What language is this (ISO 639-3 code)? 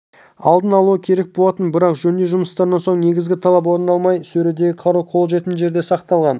kaz